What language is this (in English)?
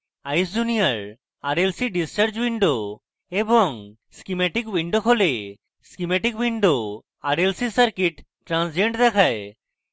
Bangla